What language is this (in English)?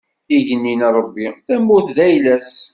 Kabyle